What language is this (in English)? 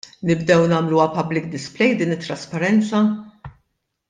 Maltese